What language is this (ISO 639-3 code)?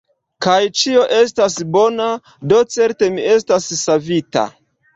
epo